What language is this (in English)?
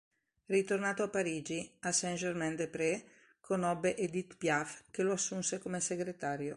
Italian